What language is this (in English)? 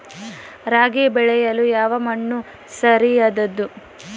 Kannada